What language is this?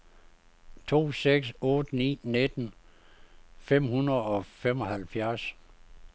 Danish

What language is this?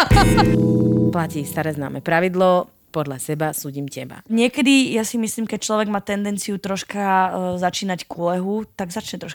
Slovak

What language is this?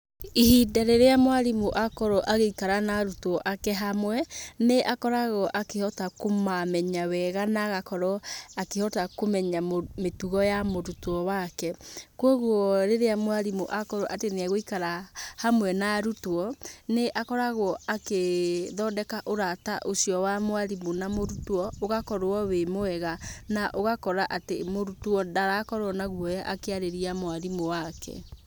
Kikuyu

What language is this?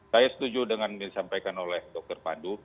Indonesian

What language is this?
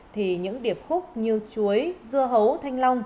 Vietnamese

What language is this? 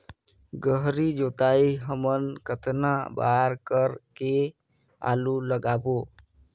Chhattisgarhi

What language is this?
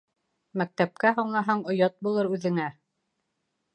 Bashkir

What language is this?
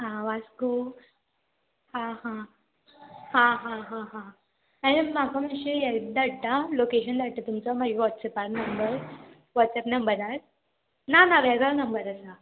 Konkani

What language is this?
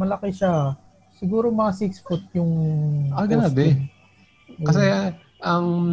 Filipino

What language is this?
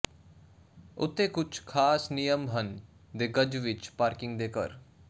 Punjabi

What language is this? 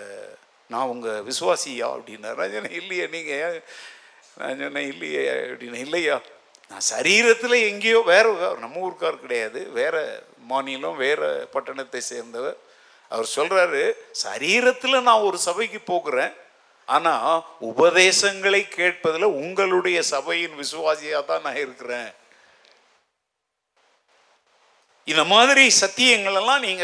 Tamil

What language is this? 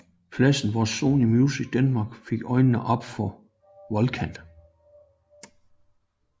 Danish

